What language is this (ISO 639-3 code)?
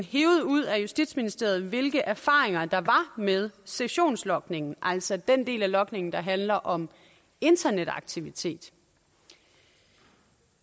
dan